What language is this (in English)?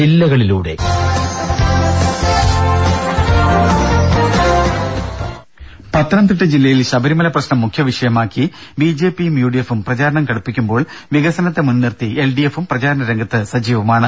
Malayalam